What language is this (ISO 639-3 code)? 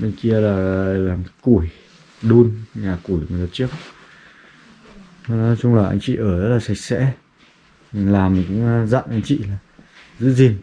vie